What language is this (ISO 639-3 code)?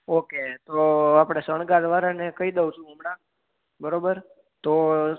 guj